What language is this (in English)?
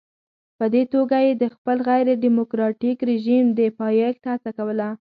Pashto